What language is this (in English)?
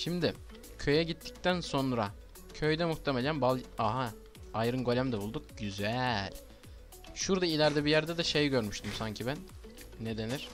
Turkish